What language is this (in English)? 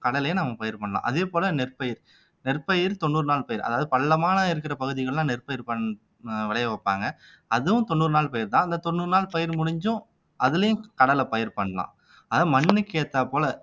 Tamil